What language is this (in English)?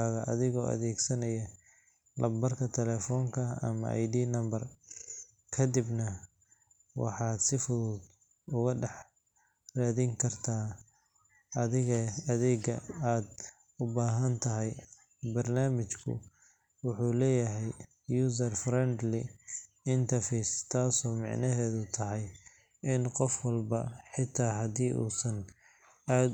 Somali